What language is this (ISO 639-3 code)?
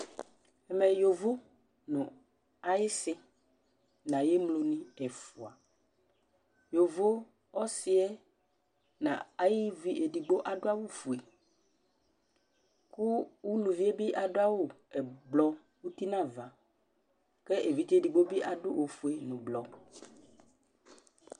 kpo